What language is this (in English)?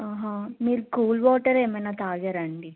Telugu